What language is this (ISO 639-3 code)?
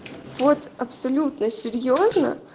rus